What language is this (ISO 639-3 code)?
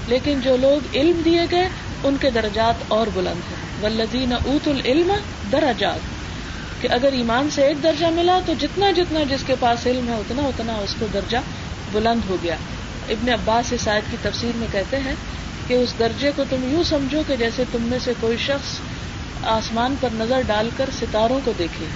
urd